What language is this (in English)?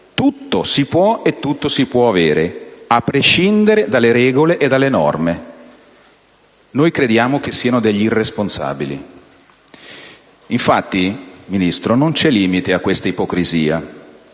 Italian